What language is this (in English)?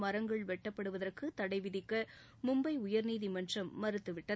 Tamil